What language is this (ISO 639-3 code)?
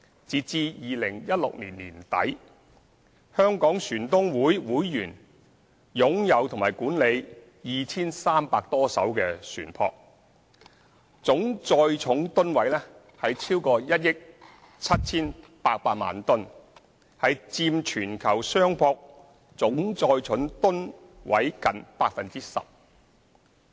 yue